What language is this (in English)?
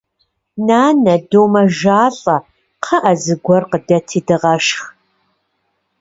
Kabardian